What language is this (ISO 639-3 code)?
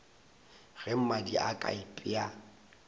nso